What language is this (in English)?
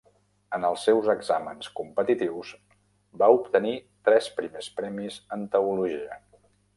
Catalan